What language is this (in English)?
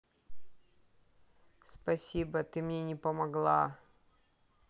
Russian